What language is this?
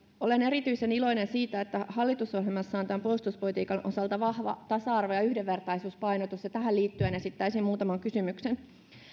Finnish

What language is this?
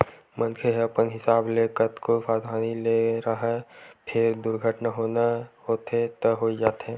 Chhattisgarhi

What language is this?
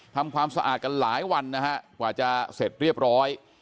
Thai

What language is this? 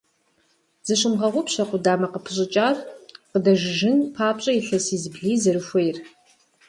Kabardian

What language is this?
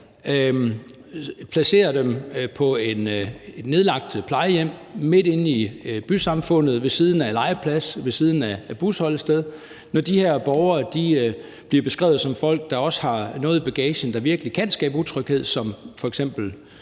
Danish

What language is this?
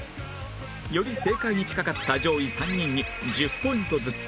Japanese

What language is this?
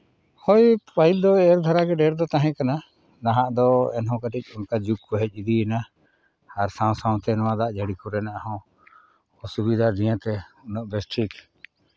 Santali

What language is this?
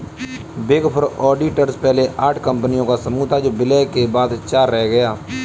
Hindi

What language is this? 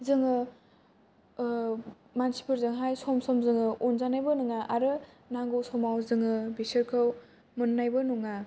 Bodo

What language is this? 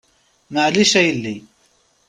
Kabyle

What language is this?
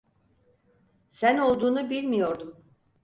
Turkish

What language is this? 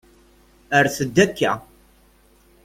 Kabyle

